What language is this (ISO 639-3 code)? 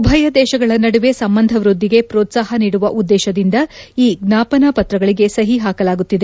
kan